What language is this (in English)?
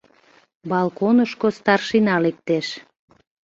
Mari